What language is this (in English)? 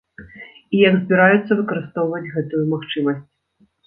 Belarusian